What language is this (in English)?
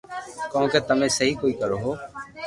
Loarki